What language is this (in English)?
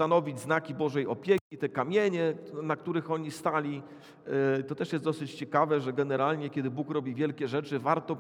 Polish